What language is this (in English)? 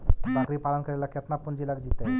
Magahi